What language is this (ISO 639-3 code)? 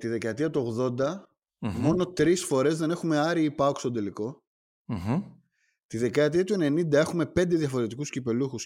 ell